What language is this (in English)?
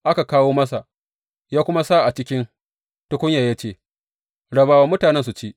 Hausa